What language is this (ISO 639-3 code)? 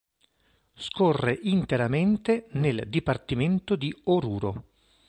ita